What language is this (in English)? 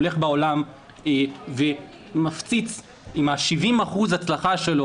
Hebrew